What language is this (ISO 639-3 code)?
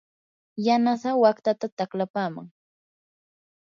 qur